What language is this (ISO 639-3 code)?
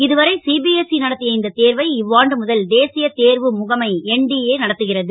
tam